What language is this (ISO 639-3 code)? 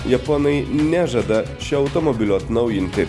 lit